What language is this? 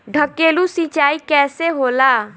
Bhojpuri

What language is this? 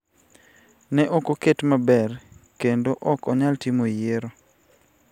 Luo (Kenya and Tanzania)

